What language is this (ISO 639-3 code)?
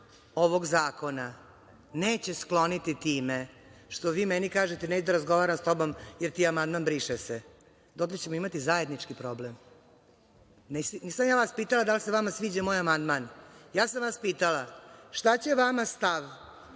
srp